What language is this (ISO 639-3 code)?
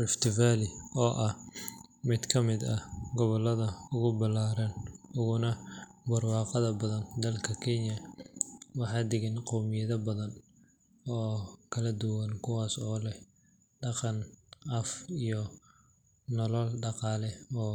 som